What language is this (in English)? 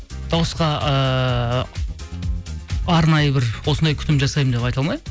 Kazakh